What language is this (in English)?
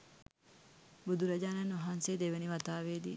Sinhala